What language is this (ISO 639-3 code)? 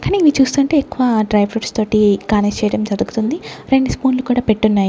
tel